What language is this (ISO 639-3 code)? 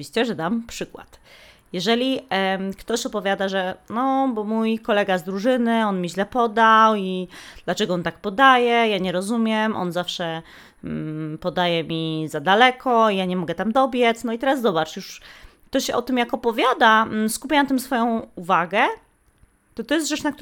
pol